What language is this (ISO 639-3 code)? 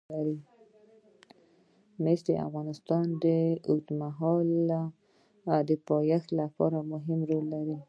pus